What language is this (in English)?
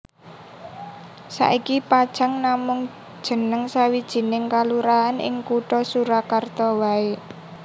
Javanese